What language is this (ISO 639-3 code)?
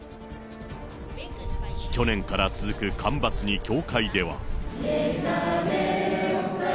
jpn